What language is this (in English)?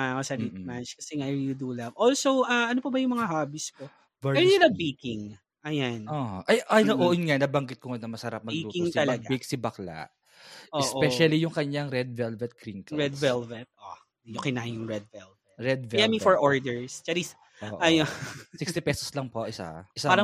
Filipino